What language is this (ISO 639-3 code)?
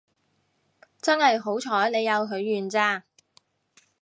yue